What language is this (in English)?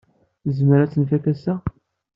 Kabyle